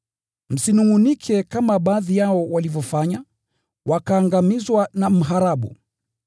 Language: Swahili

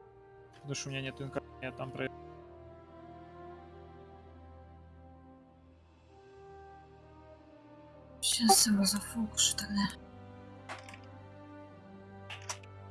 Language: Russian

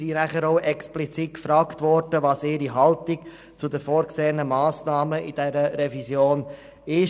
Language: Swiss German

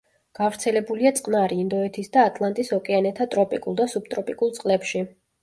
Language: Georgian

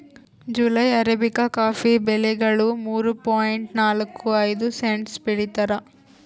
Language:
Kannada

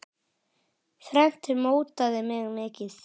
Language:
Icelandic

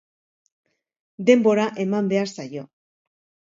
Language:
Basque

